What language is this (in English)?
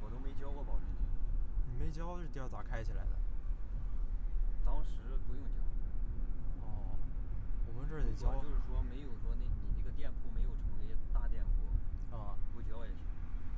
Chinese